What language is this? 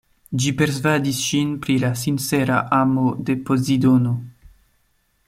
Esperanto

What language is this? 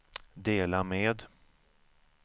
Swedish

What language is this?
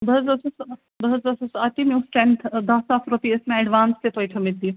Kashmiri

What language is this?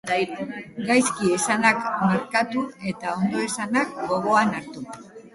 Basque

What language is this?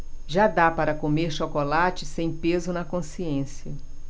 Portuguese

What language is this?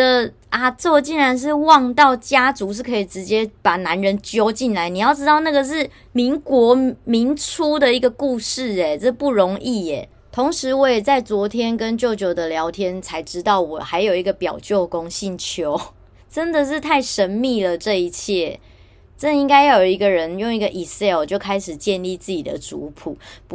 Chinese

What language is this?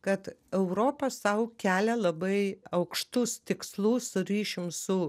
Lithuanian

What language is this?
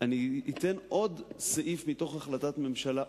Hebrew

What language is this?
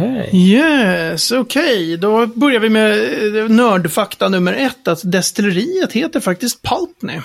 Swedish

